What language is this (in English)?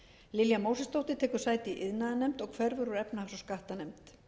Icelandic